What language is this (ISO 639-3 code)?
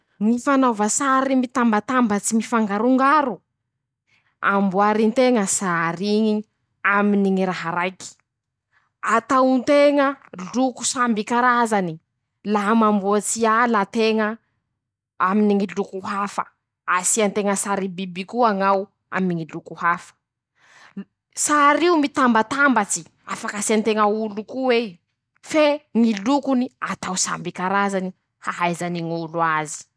msh